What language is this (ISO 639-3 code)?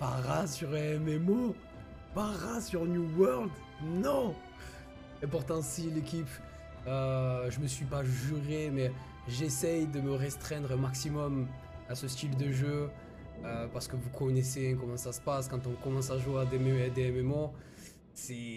fra